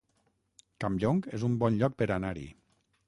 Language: Catalan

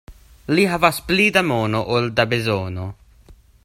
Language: Esperanto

